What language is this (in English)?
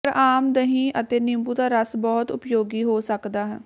Punjabi